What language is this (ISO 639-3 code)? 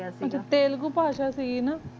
pan